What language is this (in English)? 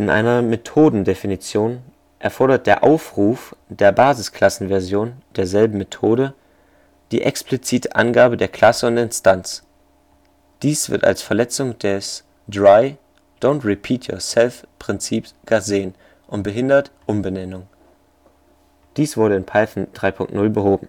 German